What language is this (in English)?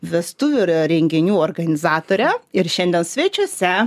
Lithuanian